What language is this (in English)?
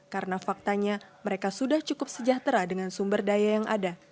Indonesian